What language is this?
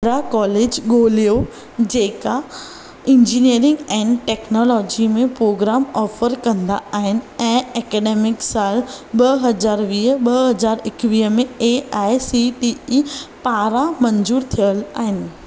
Sindhi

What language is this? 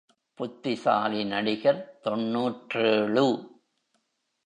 Tamil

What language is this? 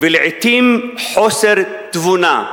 Hebrew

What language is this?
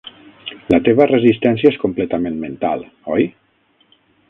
Catalan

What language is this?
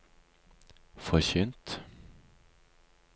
Norwegian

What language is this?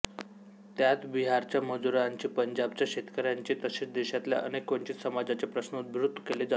Marathi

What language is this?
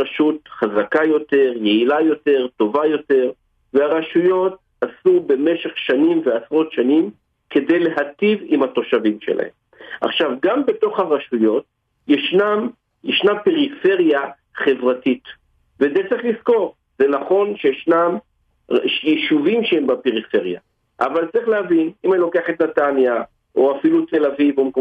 Hebrew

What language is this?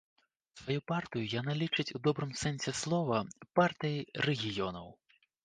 Belarusian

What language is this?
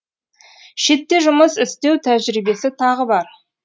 Kazakh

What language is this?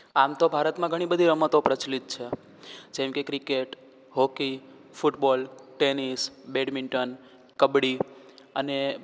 Gujarati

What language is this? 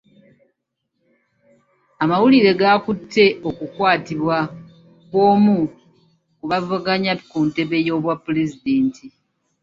Ganda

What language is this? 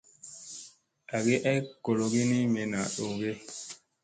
Musey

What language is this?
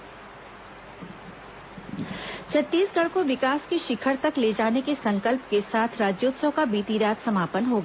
Hindi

